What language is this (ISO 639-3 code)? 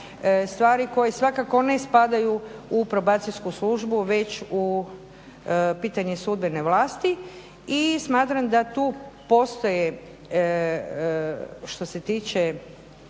hrv